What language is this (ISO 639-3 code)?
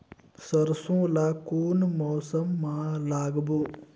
hne